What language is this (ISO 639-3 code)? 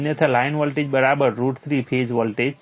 guj